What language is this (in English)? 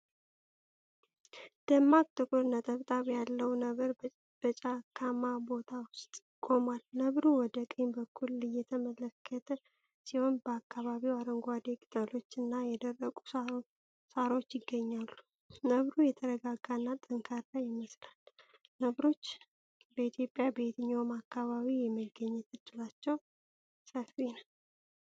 Amharic